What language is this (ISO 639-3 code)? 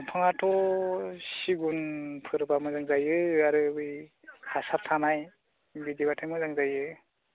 brx